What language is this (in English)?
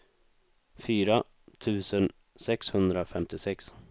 Swedish